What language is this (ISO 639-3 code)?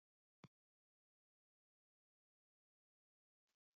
mon